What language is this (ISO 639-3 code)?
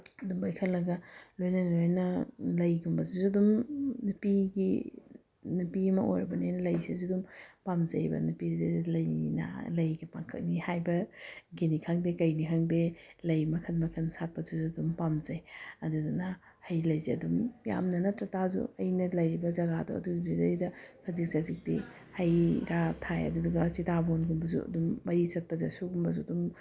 mni